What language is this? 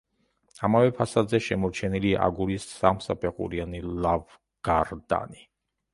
Georgian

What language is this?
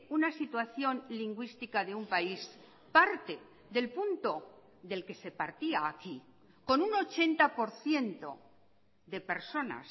Spanish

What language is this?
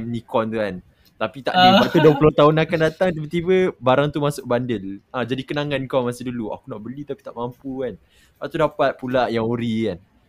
Malay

